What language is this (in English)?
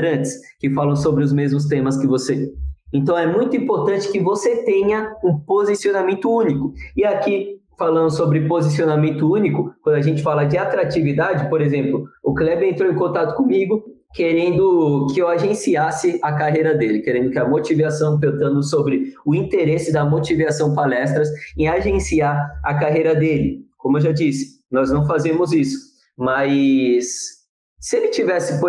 Portuguese